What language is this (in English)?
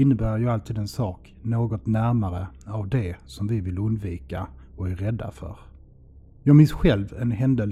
Swedish